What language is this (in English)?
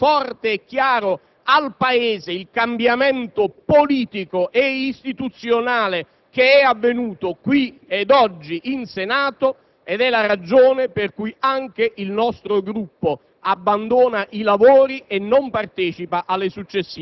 Italian